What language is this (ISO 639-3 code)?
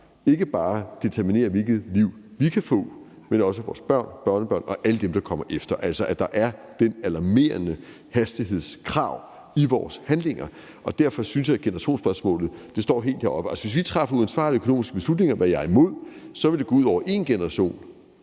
dan